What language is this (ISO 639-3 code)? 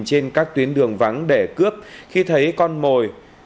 vie